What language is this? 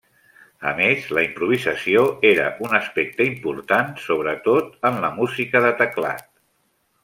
Catalan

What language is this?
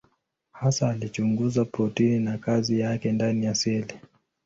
Swahili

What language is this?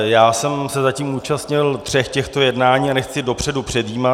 Czech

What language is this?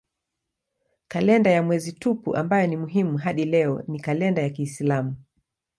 Swahili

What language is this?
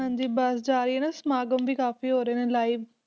Punjabi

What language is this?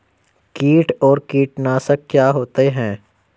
Hindi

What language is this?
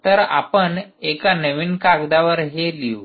Marathi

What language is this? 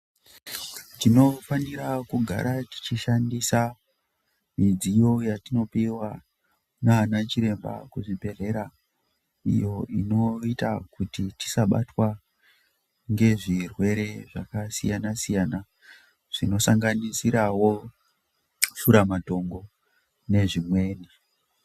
Ndau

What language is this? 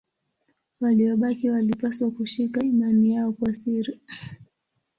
Swahili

